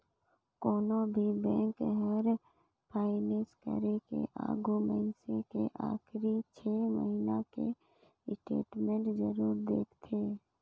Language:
Chhattisgarhi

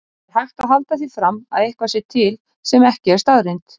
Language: Icelandic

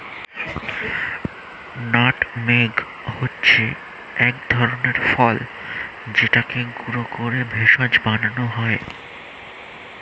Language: Bangla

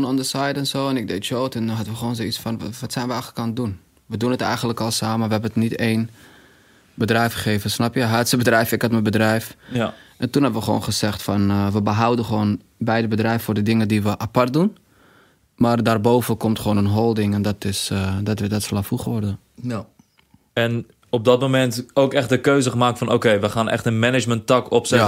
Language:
Dutch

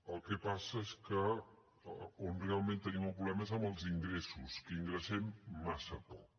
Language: Catalan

